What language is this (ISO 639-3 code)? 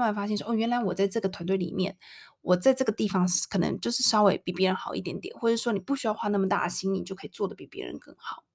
zho